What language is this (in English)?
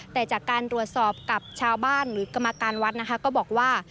Thai